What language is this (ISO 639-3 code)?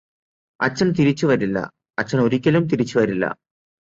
mal